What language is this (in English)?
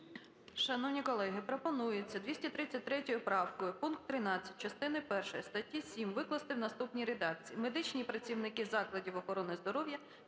Ukrainian